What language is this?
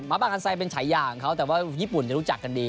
Thai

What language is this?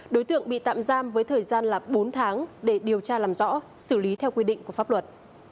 Vietnamese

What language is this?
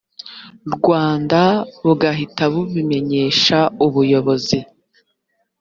Kinyarwanda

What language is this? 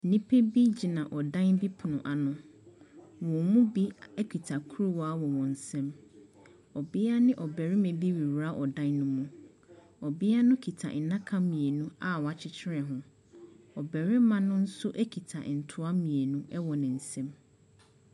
Akan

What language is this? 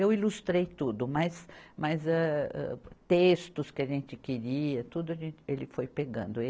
Portuguese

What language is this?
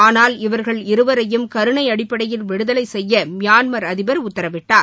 Tamil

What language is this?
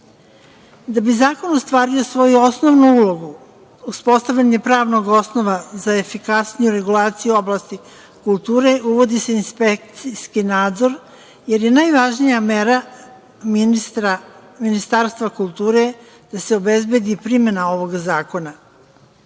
Serbian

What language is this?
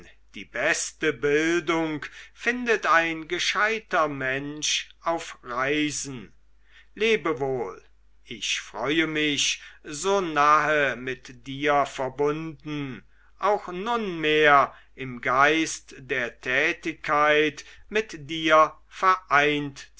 German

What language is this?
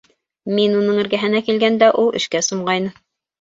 Bashkir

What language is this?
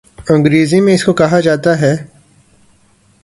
Urdu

